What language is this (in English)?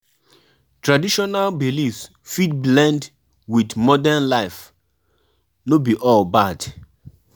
Nigerian Pidgin